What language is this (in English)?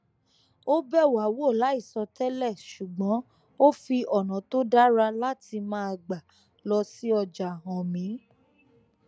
Yoruba